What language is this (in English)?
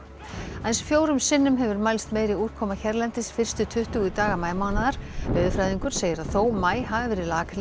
Icelandic